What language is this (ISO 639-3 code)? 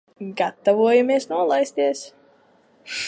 lav